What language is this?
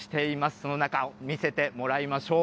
Japanese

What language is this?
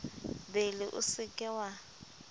Southern Sotho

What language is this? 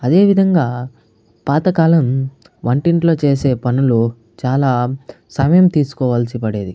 Telugu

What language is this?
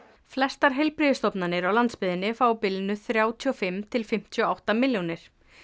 Icelandic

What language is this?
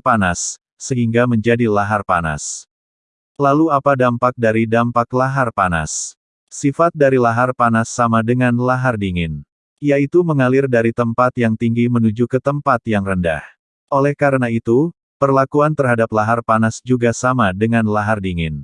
Indonesian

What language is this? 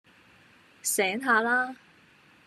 Cantonese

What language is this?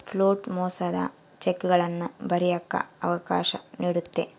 Kannada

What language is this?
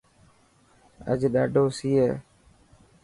Dhatki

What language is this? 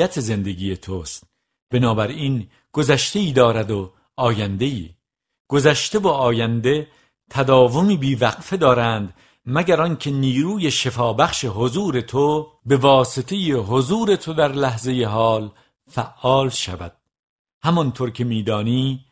Persian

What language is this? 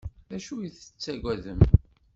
Kabyle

